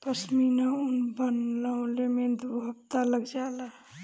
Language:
Bhojpuri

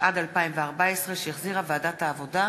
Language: Hebrew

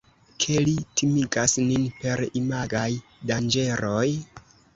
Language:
Esperanto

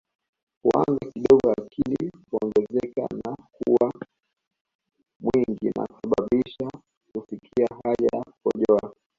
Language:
Swahili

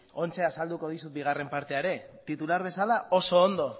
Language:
Basque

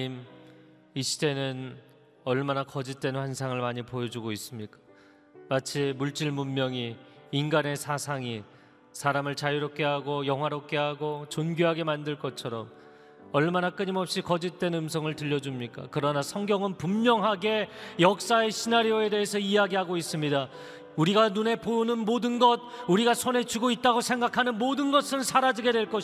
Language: Korean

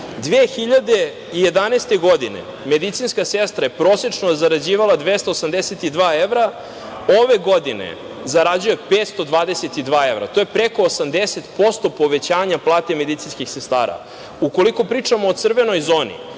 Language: Serbian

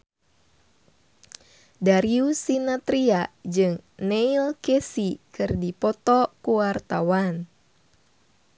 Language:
Sundanese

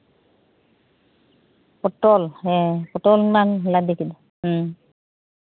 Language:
Santali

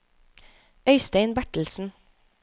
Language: Norwegian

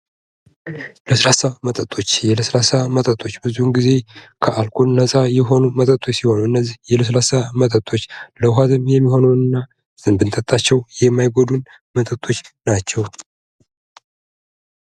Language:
Amharic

